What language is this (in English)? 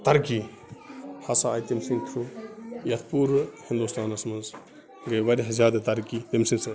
Kashmiri